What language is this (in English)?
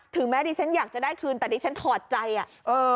Thai